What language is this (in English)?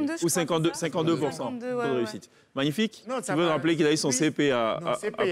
French